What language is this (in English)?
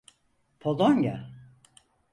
Turkish